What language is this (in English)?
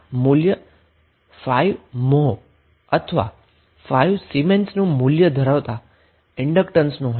Gujarati